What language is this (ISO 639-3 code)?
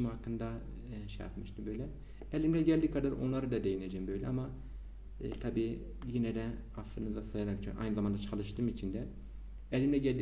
tur